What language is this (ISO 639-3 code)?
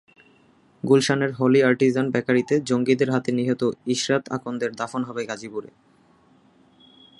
ben